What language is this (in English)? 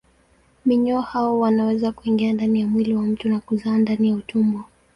Swahili